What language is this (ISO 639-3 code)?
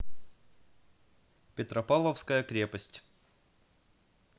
rus